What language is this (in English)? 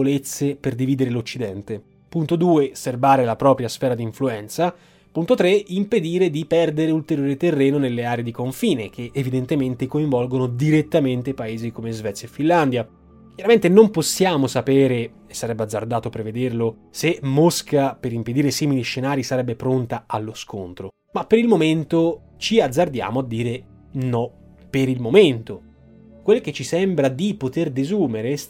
Italian